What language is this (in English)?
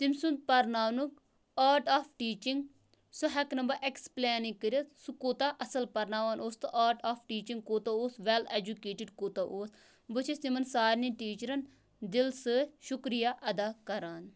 Kashmiri